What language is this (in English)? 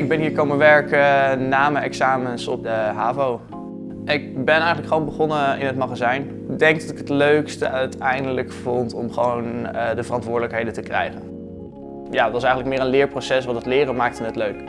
Dutch